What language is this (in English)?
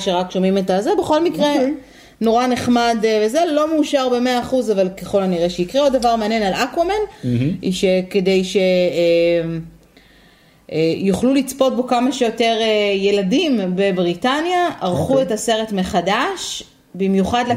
Hebrew